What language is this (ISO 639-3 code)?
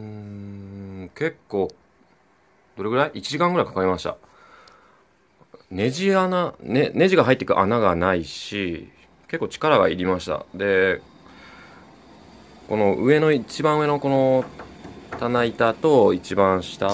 jpn